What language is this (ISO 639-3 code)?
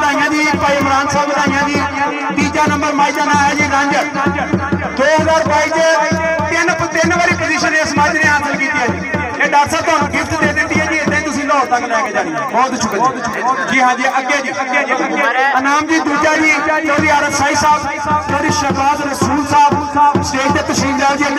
pan